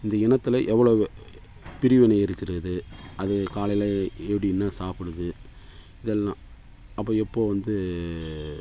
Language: Tamil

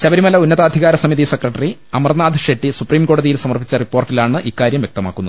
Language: Malayalam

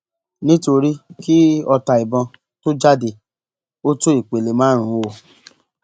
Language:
Yoruba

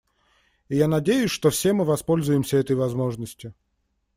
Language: Russian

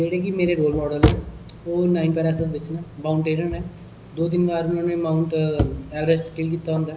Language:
Dogri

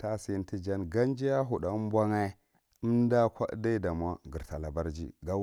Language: Marghi Central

